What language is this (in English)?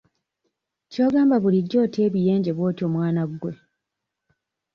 Ganda